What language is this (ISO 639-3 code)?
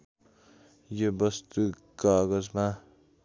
nep